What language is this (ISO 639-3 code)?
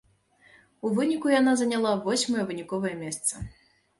bel